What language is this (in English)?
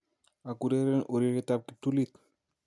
Kalenjin